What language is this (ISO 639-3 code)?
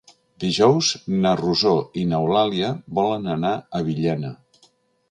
cat